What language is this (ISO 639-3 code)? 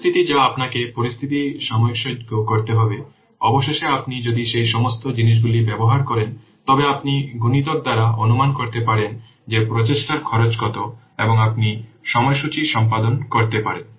ben